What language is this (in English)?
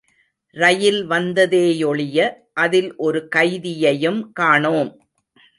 Tamil